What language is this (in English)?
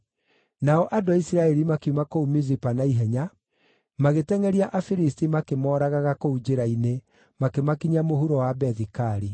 Kikuyu